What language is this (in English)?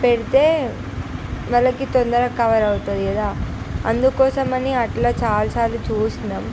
Telugu